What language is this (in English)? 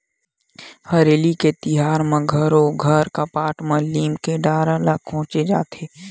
Chhattisgarhi